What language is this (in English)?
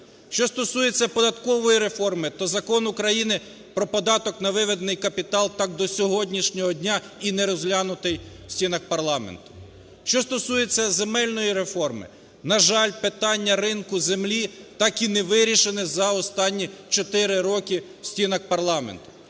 Ukrainian